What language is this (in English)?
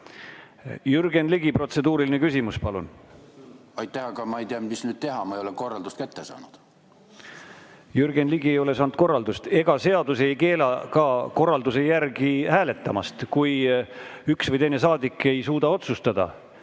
Estonian